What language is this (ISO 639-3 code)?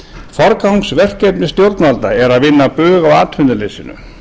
isl